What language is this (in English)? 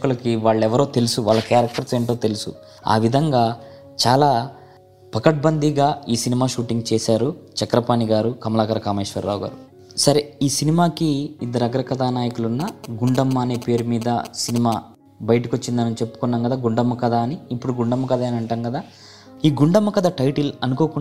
Telugu